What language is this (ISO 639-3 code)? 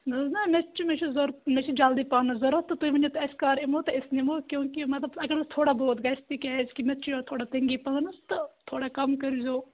kas